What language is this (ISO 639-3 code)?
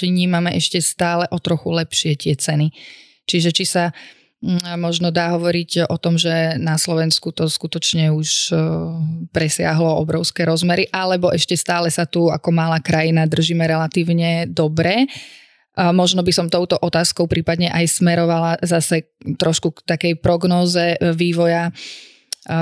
slk